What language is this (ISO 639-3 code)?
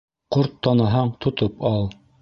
bak